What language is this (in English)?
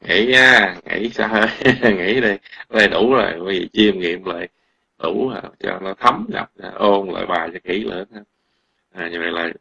Vietnamese